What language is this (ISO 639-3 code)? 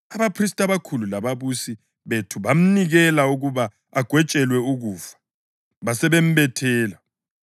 nde